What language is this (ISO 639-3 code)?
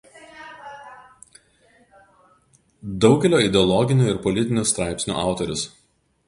lit